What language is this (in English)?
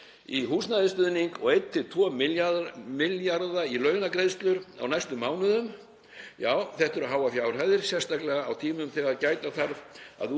Icelandic